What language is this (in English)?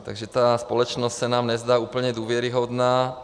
Czech